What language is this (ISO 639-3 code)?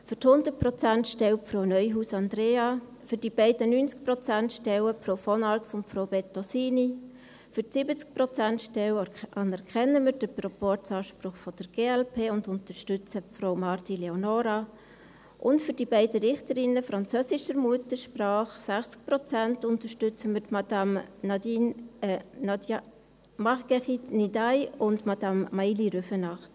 gsw